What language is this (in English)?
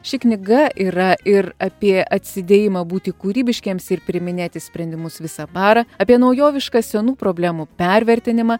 Lithuanian